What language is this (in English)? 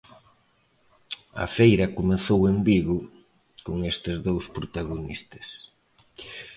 Galician